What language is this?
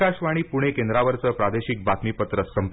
Marathi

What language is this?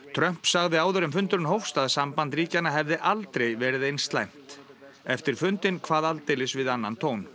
Icelandic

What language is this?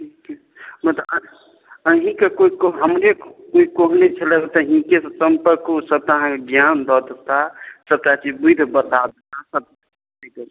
Maithili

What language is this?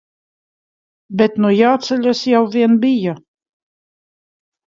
Latvian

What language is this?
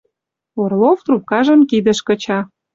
Western Mari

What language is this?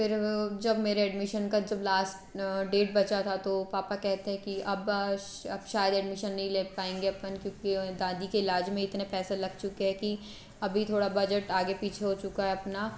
Hindi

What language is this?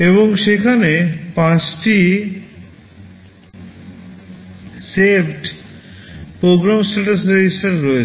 Bangla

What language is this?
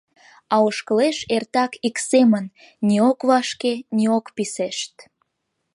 Mari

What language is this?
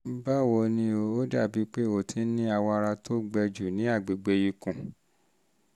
Yoruba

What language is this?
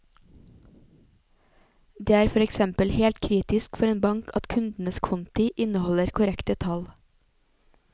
Norwegian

